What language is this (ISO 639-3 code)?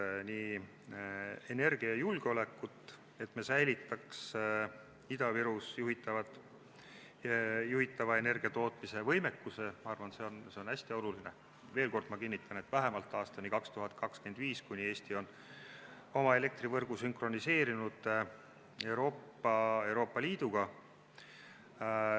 est